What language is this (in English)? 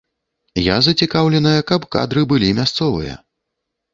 Belarusian